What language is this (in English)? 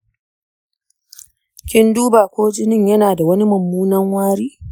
Hausa